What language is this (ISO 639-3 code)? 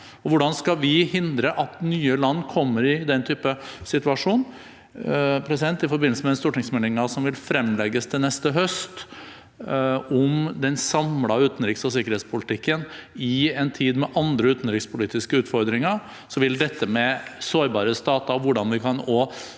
nor